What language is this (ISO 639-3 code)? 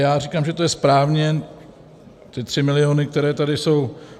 ces